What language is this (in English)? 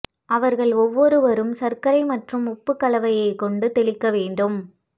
Tamil